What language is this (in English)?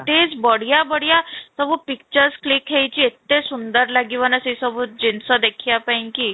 Odia